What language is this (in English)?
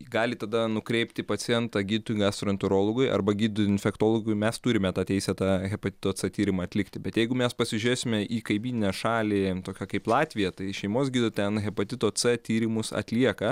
Lithuanian